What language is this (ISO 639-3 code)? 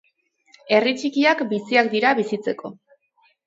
eus